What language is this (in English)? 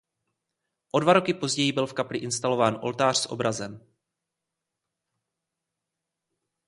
Czech